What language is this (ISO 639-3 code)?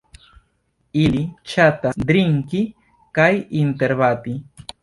epo